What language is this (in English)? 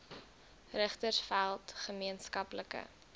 Afrikaans